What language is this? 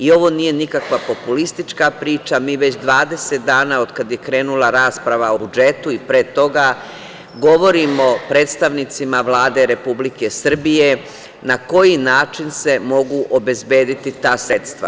Serbian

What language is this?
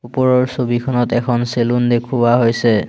Assamese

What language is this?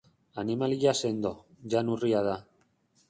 Basque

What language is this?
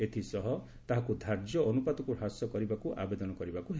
Odia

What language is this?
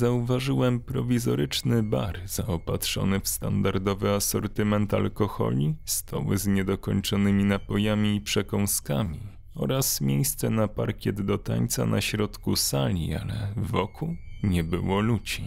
Polish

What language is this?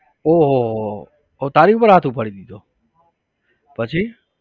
Gujarati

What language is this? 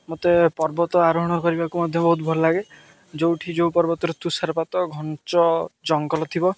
Odia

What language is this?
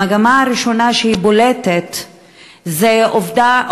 Hebrew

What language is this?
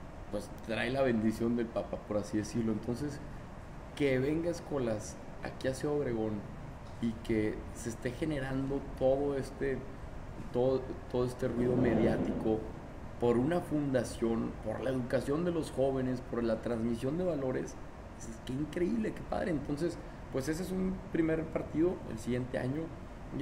Spanish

